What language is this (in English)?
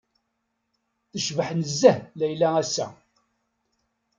Kabyle